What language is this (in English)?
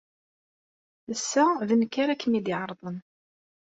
Kabyle